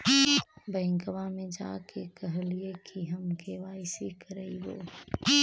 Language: Magahi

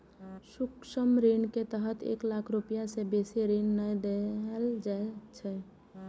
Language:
Maithili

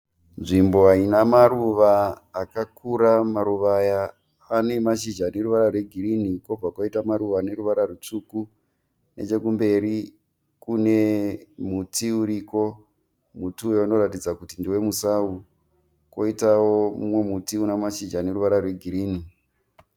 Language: Shona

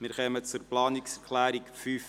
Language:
Swiss German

